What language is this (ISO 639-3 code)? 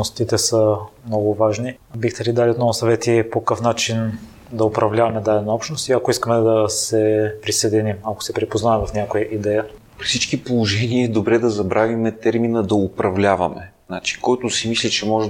bul